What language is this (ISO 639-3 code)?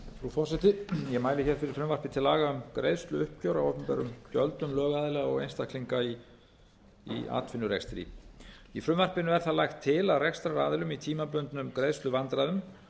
isl